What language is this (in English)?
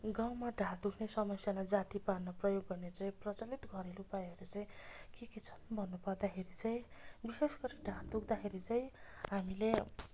Nepali